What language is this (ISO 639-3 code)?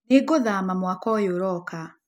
kik